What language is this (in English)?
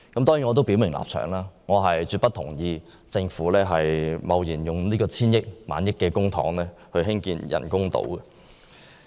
Cantonese